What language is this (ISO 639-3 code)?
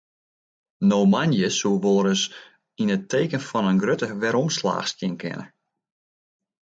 fry